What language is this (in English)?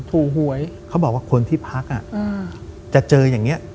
Thai